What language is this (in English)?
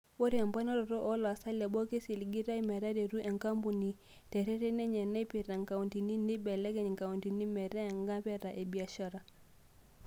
Masai